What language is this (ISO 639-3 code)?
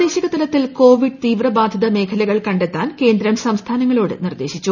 mal